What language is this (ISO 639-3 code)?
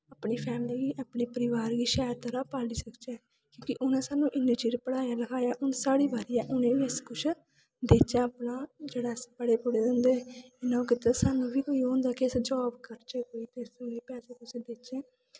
doi